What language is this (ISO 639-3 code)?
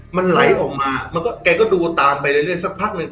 tha